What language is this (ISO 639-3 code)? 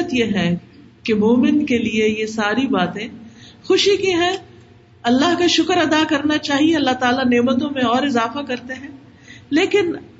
urd